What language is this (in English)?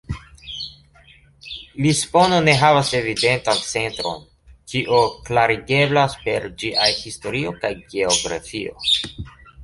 Esperanto